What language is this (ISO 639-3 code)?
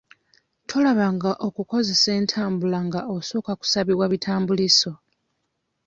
lug